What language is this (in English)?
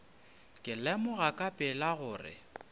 Northern Sotho